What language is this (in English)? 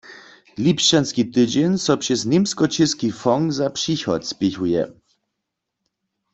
Upper Sorbian